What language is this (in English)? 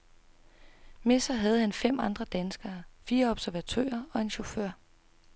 Danish